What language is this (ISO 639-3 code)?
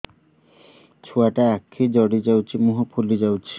ori